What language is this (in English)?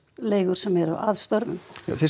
Icelandic